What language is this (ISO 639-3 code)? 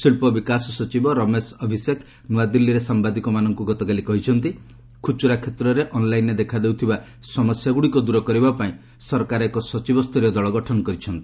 ori